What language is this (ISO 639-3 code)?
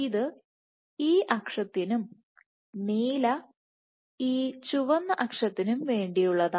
mal